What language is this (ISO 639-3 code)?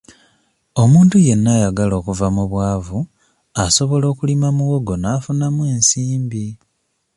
lug